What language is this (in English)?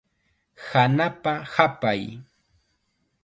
Chiquián Ancash Quechua